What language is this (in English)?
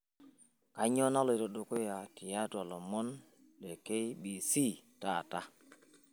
Masai